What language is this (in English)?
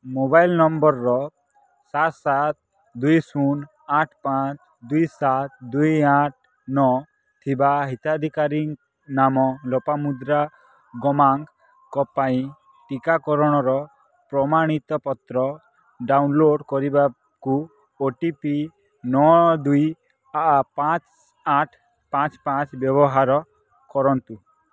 Odia